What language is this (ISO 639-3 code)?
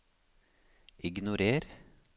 nor